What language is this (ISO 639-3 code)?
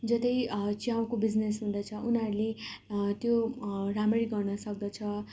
nep